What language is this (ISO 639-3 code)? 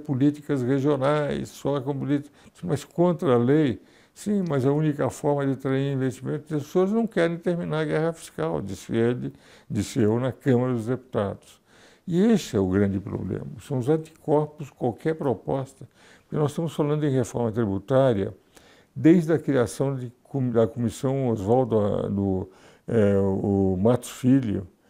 por